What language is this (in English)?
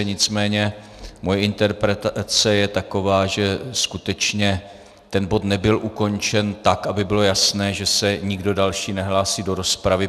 Czech